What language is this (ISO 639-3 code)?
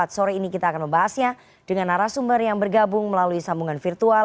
ind